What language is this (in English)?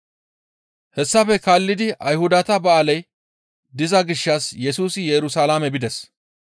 Gamo